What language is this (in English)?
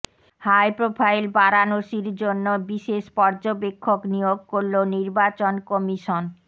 Bangla